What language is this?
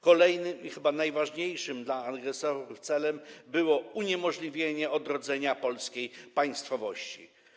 Polish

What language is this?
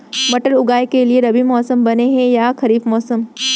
Chhattisgarhi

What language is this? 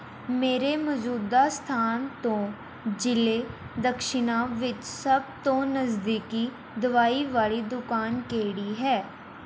Punjabi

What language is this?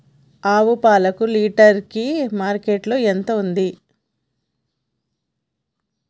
Telugu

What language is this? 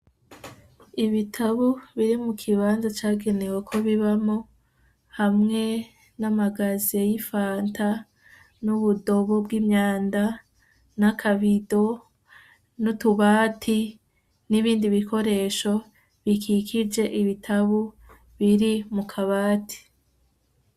Rundi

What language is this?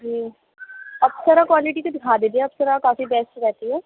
Urdu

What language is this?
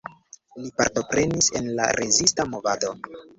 Esperanto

